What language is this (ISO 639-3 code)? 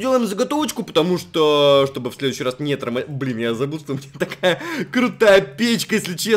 rus